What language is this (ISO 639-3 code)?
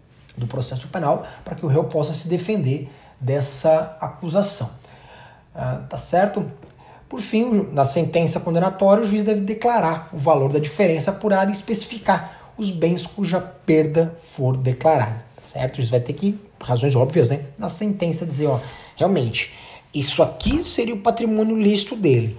por